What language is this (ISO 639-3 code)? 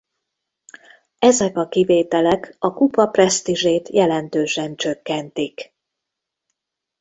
hun